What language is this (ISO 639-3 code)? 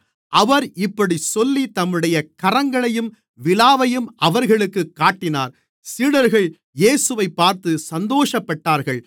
tam